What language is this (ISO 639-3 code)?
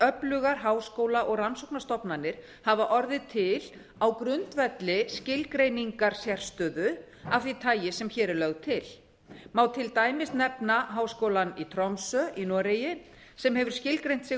isl